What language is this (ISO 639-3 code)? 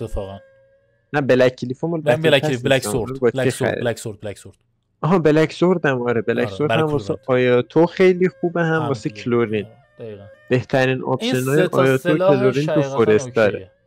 fas